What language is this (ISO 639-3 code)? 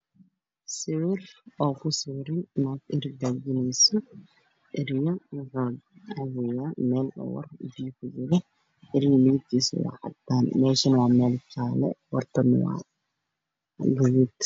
som